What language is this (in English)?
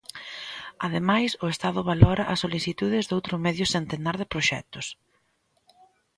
Galician